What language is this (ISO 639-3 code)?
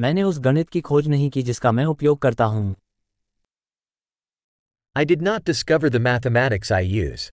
hin